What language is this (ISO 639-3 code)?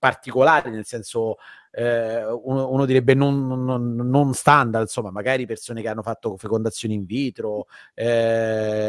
ita